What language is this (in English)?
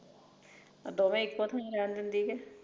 Punjabi